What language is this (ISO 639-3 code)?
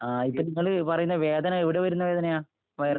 mal